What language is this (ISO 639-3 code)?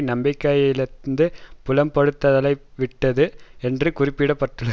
tam